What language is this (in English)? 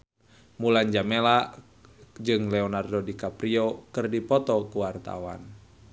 Sundanese